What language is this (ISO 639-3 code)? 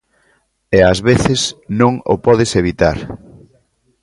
glg